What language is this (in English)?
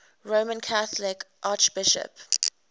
English